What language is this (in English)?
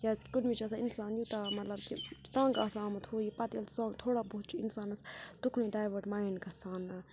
Kashmiri